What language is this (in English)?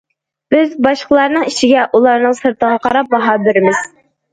Uyghur